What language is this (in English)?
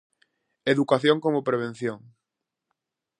Galician